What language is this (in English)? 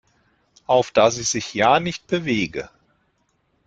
German